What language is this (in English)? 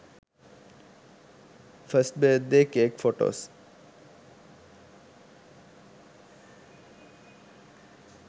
Sinhala